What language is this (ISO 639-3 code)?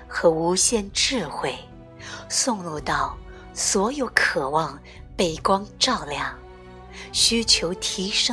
zho